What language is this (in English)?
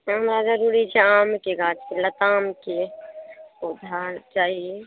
Maithili